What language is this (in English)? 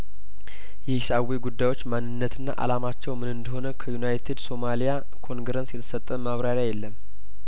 Amharic